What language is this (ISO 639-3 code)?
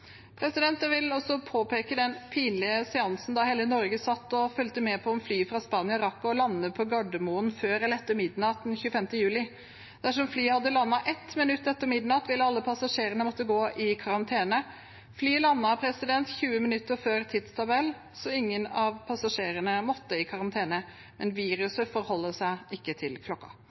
nob